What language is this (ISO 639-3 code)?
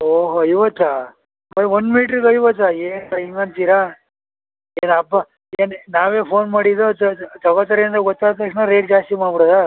kan